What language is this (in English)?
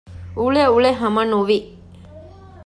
Divehi